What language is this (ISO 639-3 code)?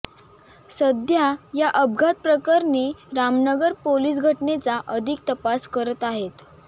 mar